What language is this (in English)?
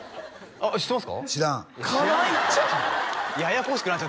Japanese